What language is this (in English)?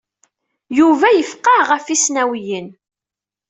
Kabyle